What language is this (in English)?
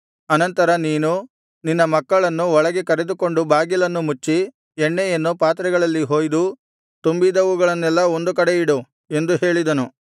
Kannada